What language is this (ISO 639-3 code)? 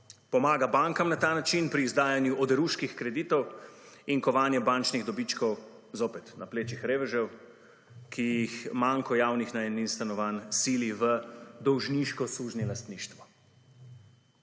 slv